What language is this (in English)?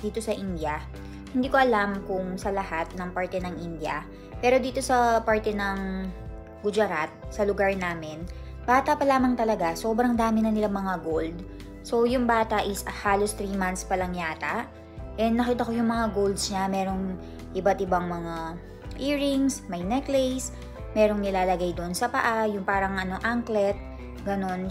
Filipino